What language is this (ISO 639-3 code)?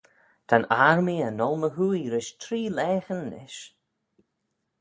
glv